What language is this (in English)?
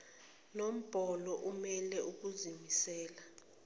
Zulu